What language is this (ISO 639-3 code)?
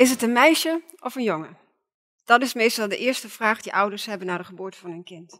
nld